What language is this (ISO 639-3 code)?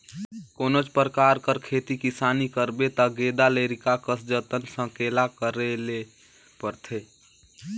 hne